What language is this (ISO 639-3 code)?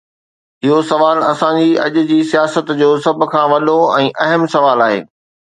snd